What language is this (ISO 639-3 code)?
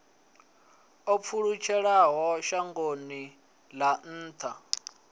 ven